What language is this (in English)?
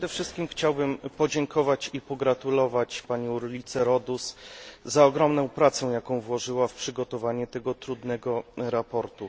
Polish